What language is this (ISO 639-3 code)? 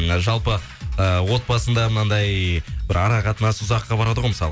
kaz